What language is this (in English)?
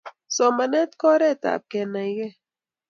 Kalenjin